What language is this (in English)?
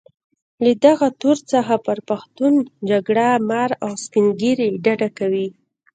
Pashto